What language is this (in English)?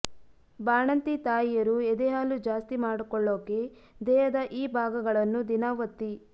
Kannada